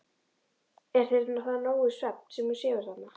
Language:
Icelandic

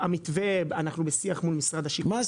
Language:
Hebrew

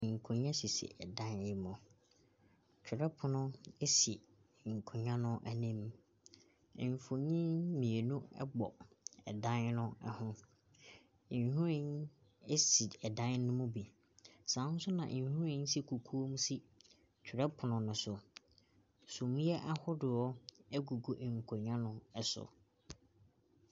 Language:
Akan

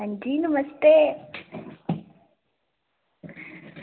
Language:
Dogri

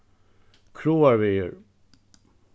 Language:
Faroese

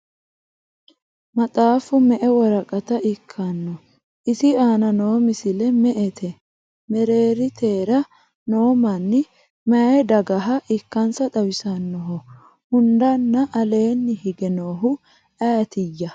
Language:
Sidamo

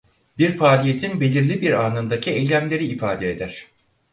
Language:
Turkish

